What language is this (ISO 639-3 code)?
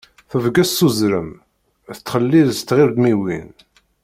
kab